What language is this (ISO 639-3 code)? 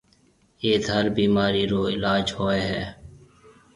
mve